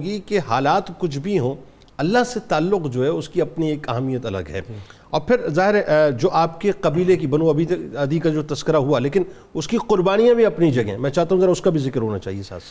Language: Urdu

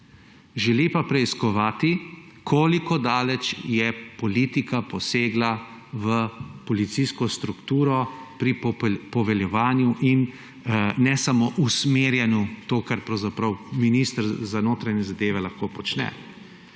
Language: Slovenian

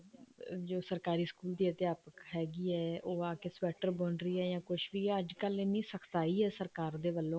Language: Punjabi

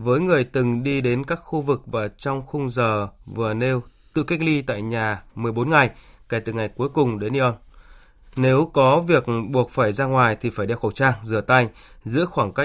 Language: Vietnamese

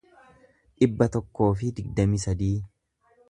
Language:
Oromo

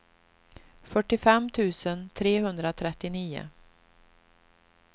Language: Swedish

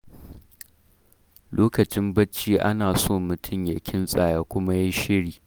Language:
Hausa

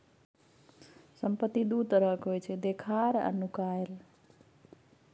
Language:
Maithili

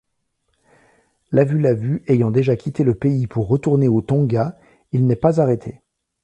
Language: French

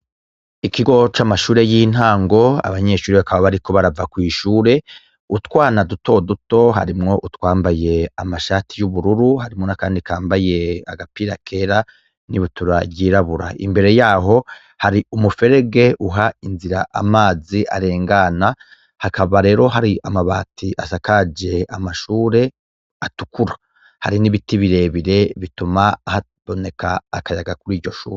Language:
Rundi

